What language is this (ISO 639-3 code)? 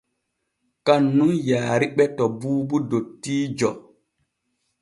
fue